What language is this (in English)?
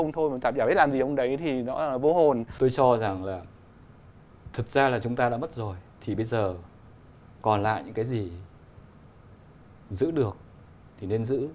Vietnamese